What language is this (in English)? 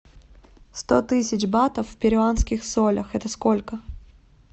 Russian